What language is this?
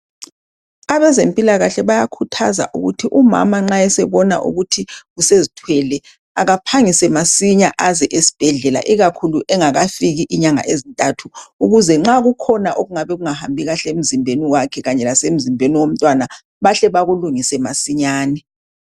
North Ndebele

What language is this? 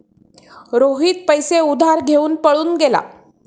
Marathi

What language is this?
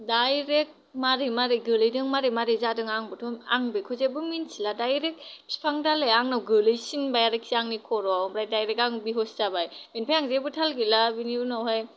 Bodo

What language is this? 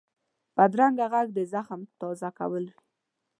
Pashto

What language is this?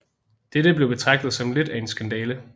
Danish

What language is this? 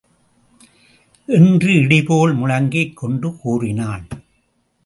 Tamil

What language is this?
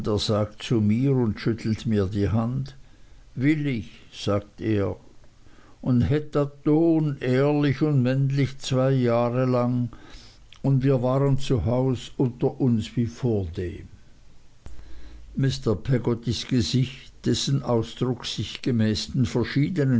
German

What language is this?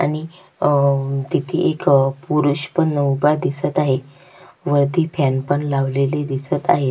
Marathi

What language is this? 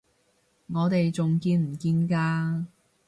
Cantonese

